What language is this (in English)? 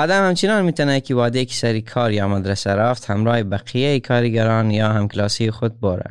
Persian